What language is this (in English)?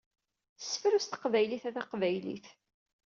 Kabyle